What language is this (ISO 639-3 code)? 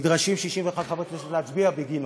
heb